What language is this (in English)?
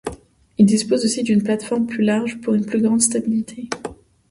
French